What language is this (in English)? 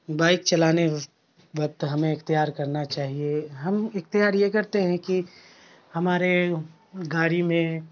Urdu